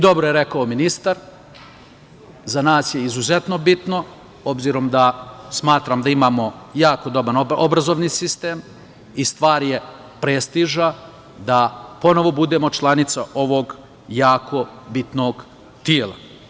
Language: Serbian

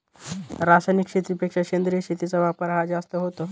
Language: Marathi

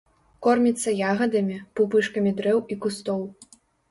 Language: Belarusian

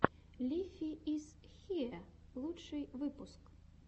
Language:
Russian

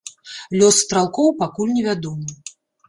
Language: Belarusian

